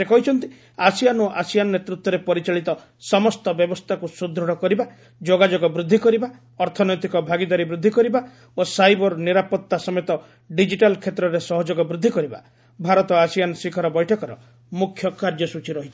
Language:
Odia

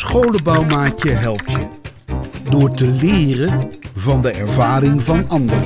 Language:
Dutch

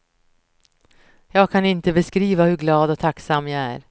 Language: Swedish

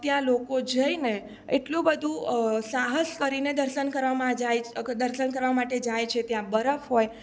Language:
Gujarati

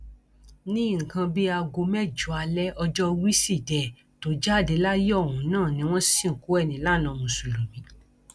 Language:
Yoruba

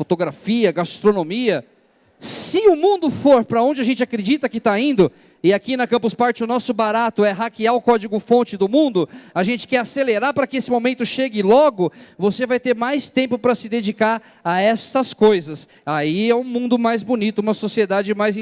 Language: Portuguese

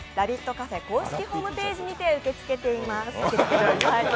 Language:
Japanese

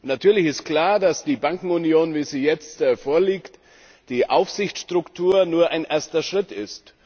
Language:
German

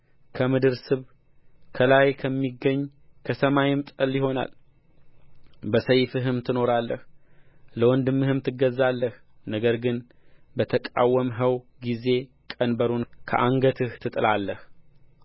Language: Amharic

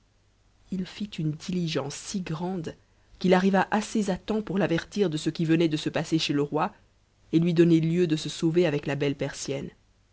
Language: French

